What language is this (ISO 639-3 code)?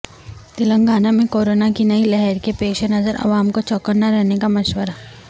urd